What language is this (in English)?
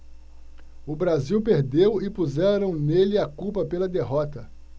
Portuguese